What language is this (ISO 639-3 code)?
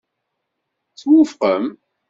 kab